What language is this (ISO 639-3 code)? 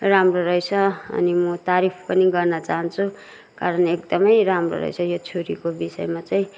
nep